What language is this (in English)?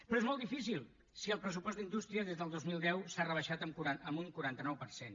Catalan